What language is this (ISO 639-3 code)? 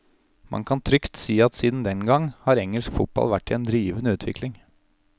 nor